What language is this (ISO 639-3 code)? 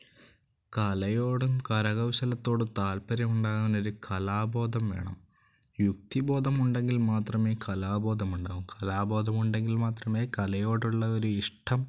mal